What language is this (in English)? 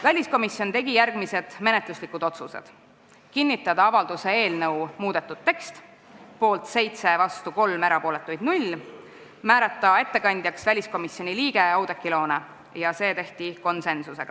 Estonian